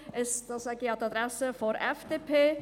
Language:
Swiss German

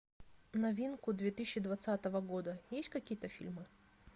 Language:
Russian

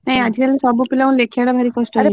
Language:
Odia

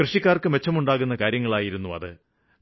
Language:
Malayalam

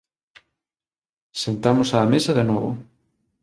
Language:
Galician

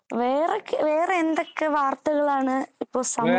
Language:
Malayalam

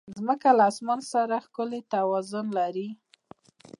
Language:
Pashto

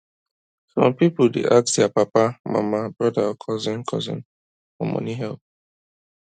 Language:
Nigerian Pidgin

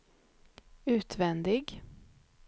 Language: Swedish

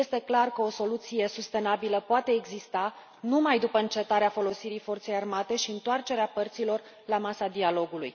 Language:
Romanian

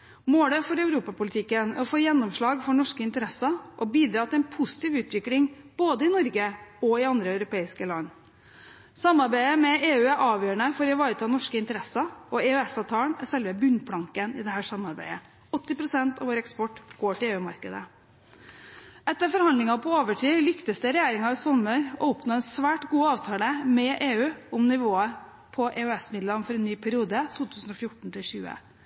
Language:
Norwegian Bokmål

